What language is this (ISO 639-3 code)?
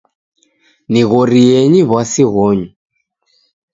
dav